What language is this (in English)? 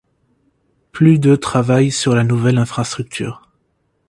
French